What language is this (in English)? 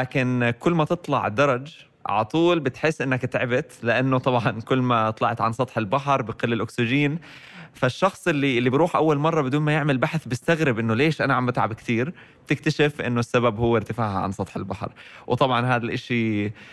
Arabic